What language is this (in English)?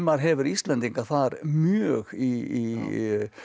Icelandic